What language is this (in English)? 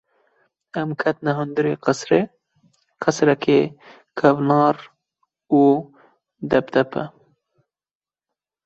Kurdish